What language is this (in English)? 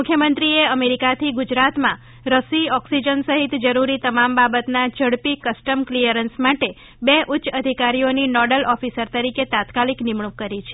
Gujarati